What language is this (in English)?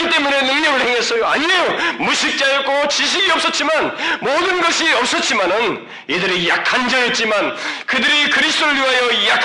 Korean